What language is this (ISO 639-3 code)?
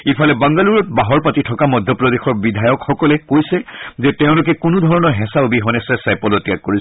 asm